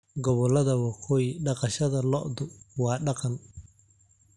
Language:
Somali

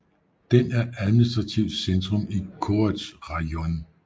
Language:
Danish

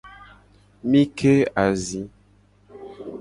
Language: Gen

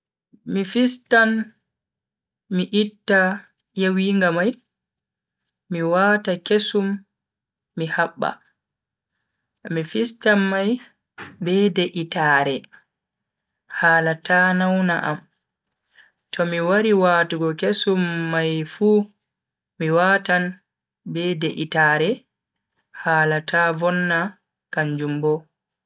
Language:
Bagirmi Fulfulde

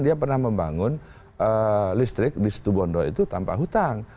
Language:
Indonesian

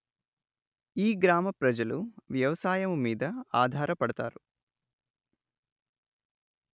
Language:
Telugu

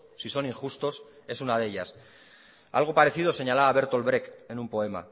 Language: Spanish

